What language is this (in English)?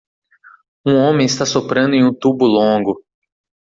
Portuguese